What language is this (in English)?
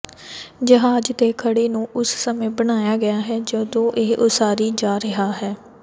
Punjabi